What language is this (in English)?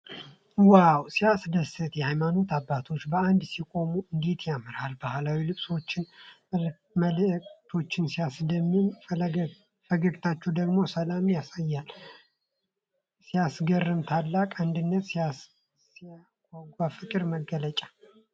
Amharic